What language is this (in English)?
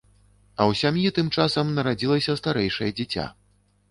Belarusian